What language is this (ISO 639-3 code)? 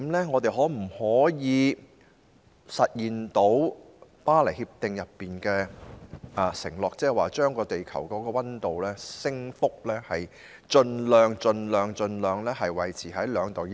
yue